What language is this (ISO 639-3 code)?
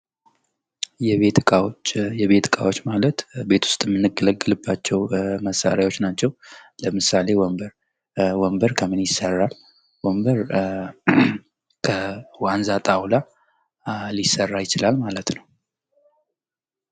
amh